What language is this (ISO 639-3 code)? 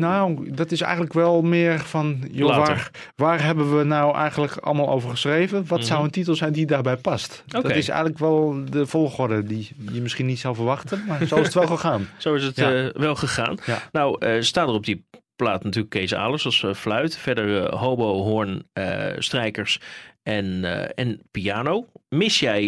nld